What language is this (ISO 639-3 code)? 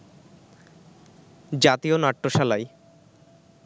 ben